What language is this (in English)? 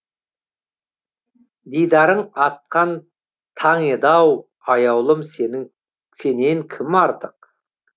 Kazakh